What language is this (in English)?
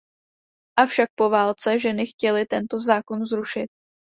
Czech